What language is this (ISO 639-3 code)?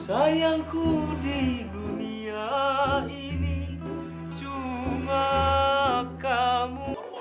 ind